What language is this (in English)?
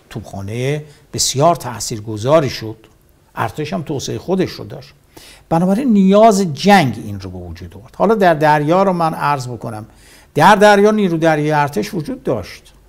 Persian